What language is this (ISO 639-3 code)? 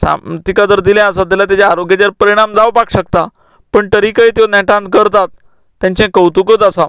kok